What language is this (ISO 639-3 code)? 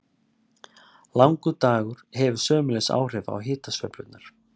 isl